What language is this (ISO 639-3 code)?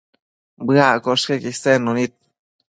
mcf